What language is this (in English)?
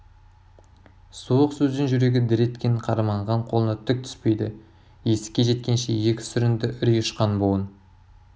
Kazakh